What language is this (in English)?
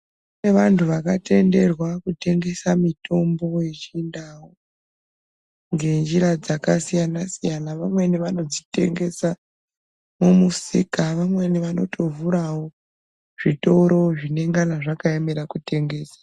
Ndau